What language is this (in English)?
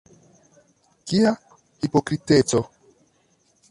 Esperanto